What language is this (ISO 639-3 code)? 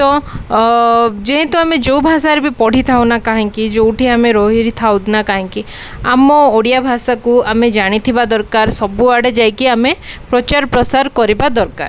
ori